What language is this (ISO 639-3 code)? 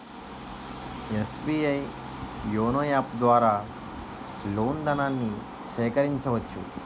tel